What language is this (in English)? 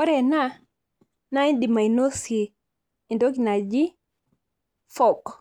Masai